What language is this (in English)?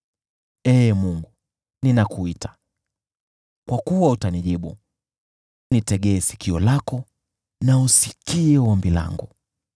Swahili